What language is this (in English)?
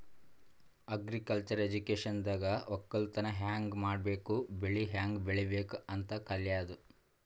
Kannada